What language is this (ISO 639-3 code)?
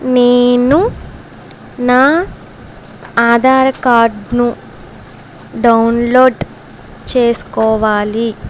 tel